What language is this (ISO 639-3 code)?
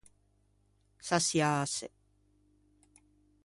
lij